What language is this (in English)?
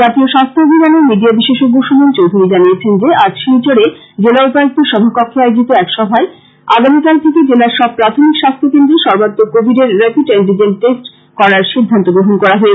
Bangla